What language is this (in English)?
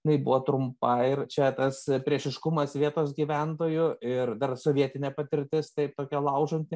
Lithuanian